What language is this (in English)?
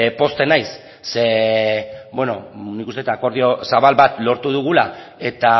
Basque